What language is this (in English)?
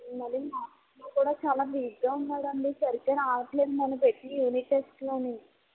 Telugu